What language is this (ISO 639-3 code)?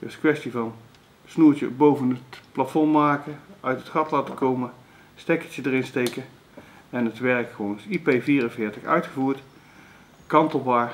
nld